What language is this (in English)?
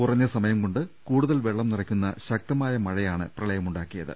Malayalam